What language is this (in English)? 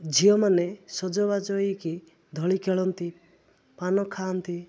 Odia